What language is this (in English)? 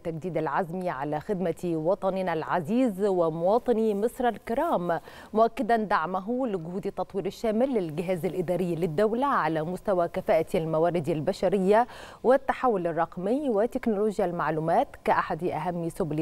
Arabic